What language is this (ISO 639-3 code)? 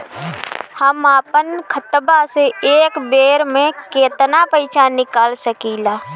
bho